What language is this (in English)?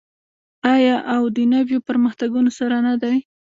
Pashto